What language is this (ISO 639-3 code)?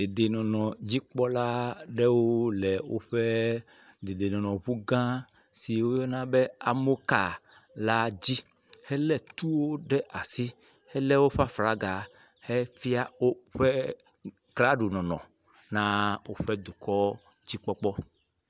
ewe